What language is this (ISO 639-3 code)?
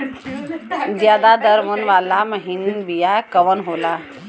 bho